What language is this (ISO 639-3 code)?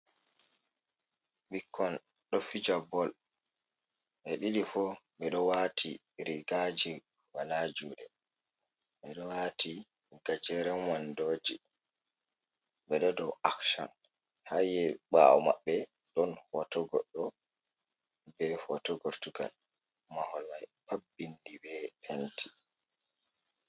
ful